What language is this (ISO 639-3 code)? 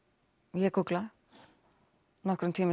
isl